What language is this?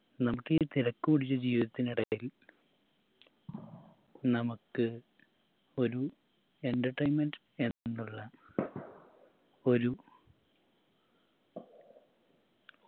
Malayalam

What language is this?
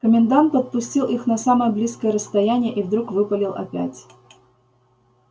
Russian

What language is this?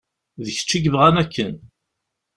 Kabyle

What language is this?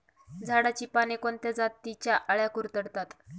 Marathi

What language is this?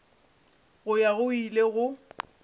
Northern Sotho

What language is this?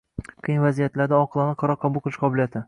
Uzbek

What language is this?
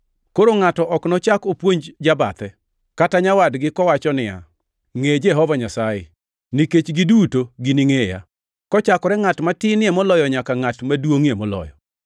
Luo (Kenya and Tanzania)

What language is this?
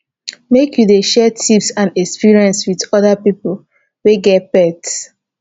Nigerian Pidgin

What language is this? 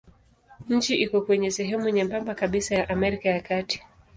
Swahili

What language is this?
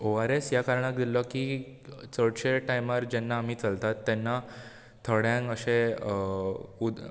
Konkani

